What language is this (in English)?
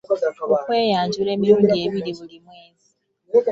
Ganda